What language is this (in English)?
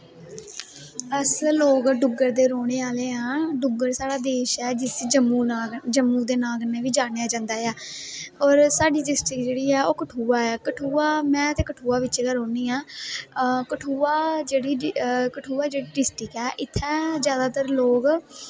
Dogri